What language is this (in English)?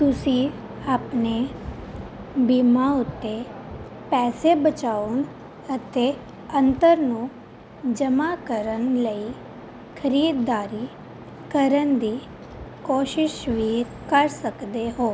Punjabi